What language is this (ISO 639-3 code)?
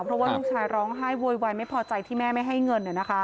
tha